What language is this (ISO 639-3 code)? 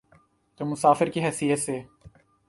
urd